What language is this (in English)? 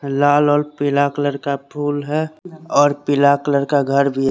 Hindi